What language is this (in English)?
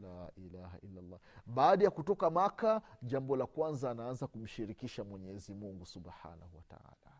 Swahili